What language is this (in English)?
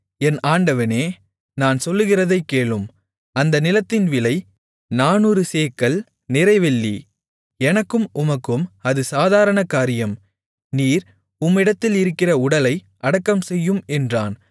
Tamil